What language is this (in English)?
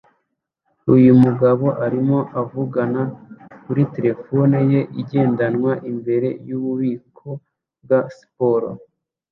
Kinyarwanda